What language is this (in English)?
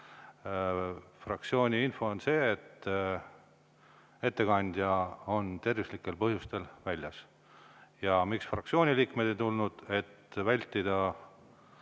Estonian